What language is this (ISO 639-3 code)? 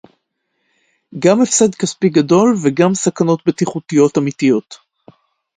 heb